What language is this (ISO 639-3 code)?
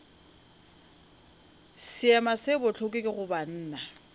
nso